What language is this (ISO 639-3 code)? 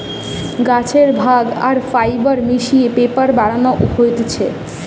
ben